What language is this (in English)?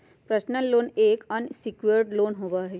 Magahi